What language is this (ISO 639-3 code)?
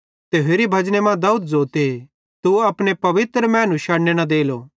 bhd